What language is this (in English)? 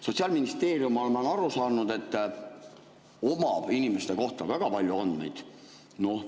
Estonian